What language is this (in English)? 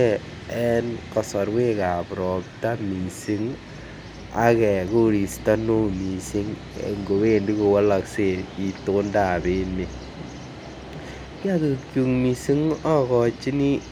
Kalenjin